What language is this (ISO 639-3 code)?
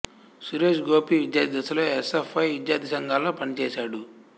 tel